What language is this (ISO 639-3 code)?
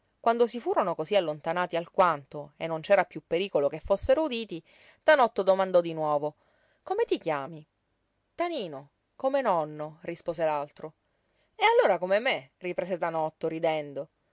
ita